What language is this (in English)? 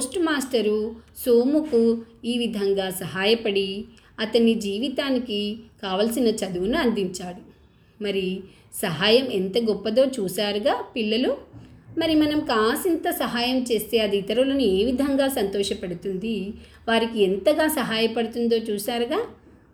Telugu